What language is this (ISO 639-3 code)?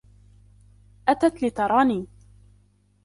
ara